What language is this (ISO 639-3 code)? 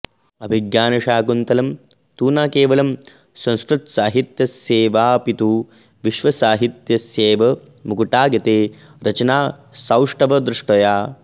san